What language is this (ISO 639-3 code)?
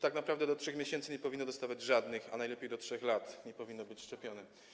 pol